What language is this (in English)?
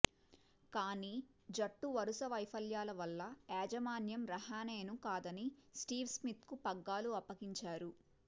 Telugu